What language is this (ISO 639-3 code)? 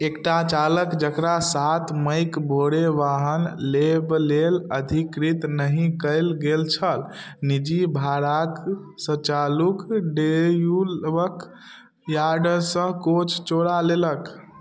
mai